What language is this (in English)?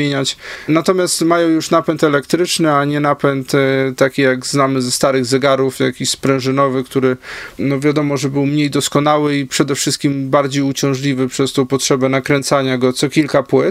Polish